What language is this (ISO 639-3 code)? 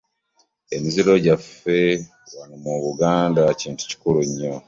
lug